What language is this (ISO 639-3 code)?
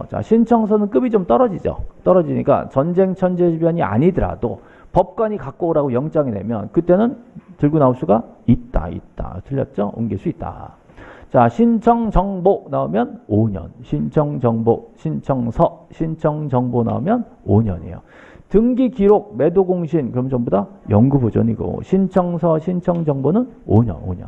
kor